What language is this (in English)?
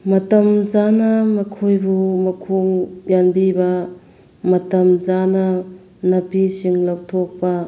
Manipuri